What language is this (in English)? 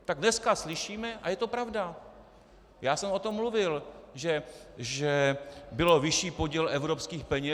Czech